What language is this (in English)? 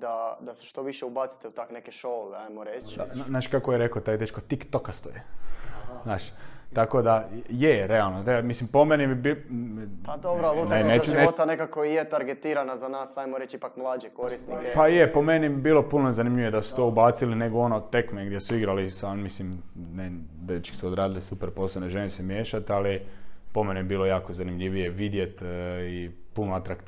Croatian